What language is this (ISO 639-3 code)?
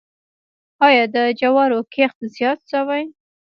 pus